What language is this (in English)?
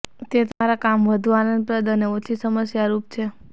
Gujarati